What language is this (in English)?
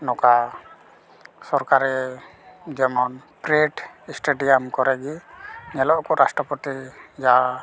Santali